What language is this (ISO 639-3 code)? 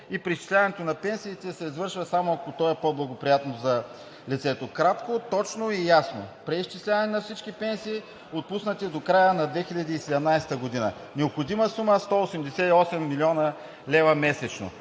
bul